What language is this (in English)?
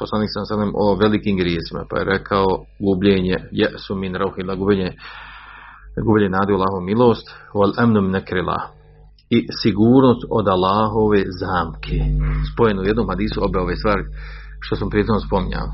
Croatian